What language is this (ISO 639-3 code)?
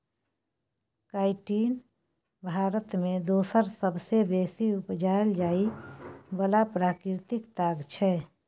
mai